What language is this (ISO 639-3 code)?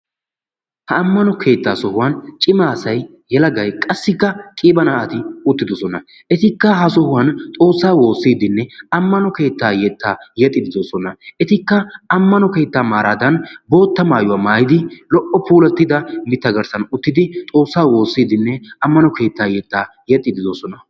wal